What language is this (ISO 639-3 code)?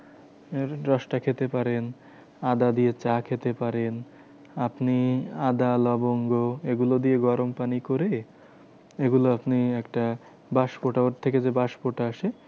ben